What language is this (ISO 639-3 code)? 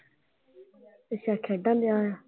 pan